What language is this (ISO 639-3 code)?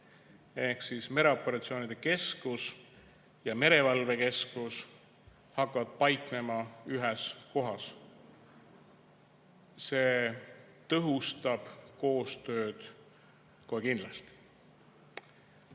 est